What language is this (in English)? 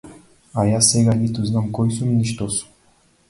Macedonian